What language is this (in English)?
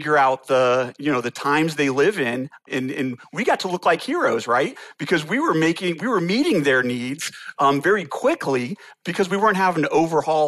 English